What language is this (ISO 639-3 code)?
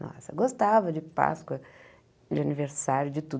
por